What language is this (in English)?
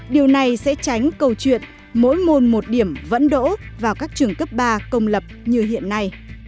Vietnamese